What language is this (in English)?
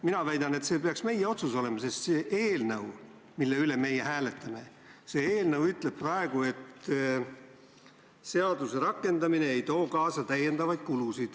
Estonian